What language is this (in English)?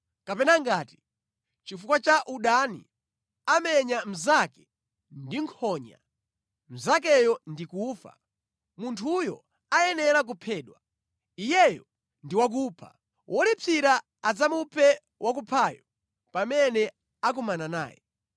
Nyanja